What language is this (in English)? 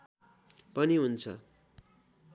Nepali